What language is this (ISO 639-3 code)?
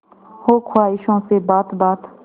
hin